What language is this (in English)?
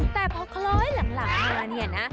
Thai